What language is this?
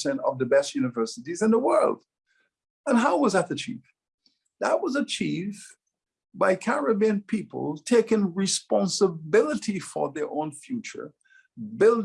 English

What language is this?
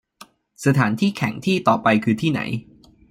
Thai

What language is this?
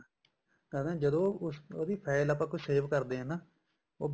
Punjabi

